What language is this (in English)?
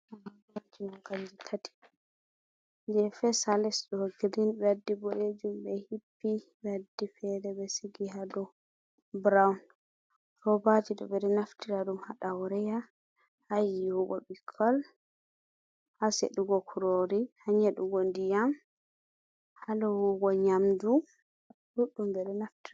Fula